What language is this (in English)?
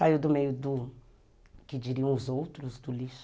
Portuguese